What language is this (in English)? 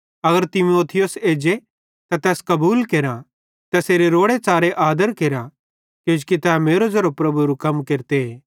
Bhadrawahi